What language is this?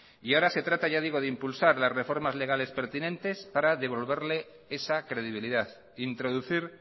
Spanish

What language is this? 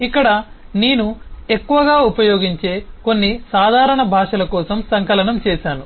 Telugu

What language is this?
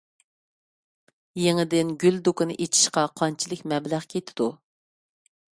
Uyghur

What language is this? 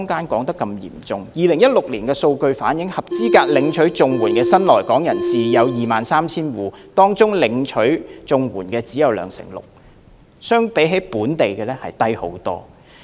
Cantonese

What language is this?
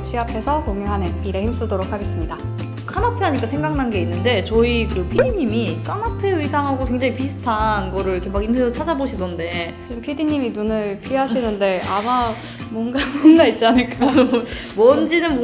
Korean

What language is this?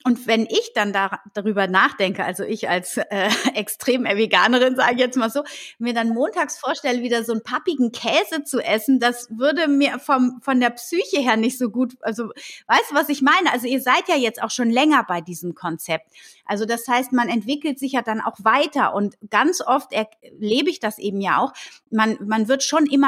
German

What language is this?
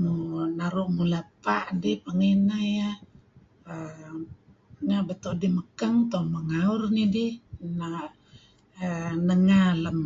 Kelabit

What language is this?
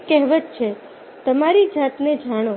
Gujarati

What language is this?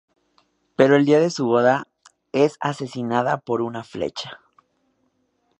Spanish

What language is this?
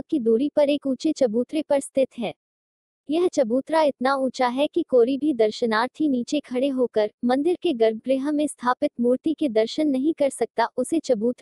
Hindi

